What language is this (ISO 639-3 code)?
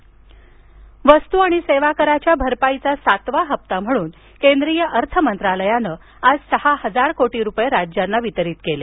mar